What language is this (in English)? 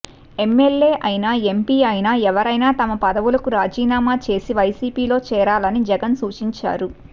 Telugu